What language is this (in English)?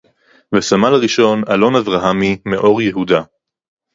Hebrew